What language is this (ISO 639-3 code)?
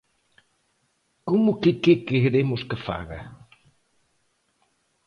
glg